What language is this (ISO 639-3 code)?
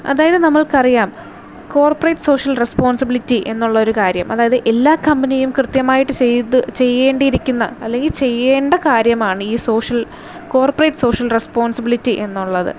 mal